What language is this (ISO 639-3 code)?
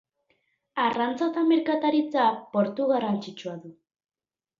eus